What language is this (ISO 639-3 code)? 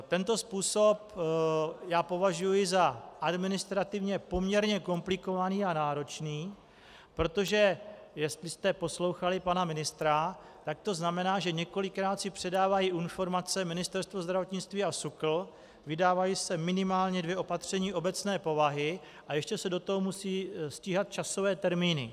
ces